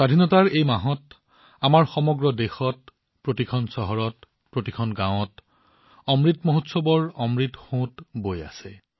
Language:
Assamese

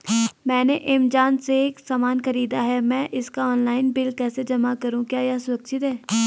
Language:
Hindi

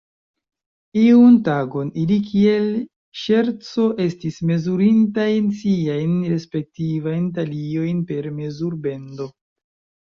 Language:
Esperanto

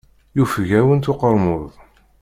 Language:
Kabyle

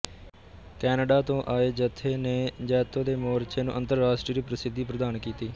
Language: Punjabi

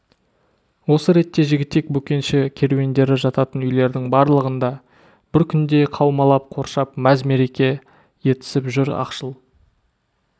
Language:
Kazakh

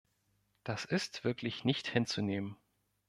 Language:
German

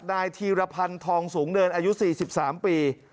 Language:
Thai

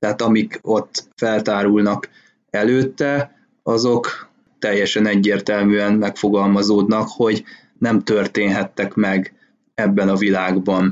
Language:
Hungarian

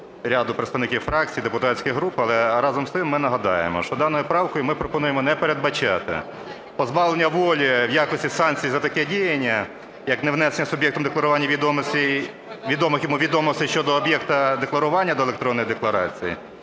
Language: Ukrainian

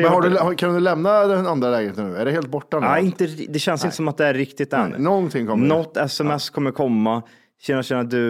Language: Swedish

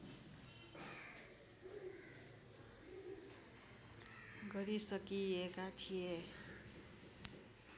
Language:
Nepali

